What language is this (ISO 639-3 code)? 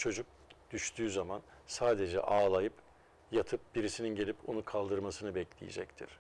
tur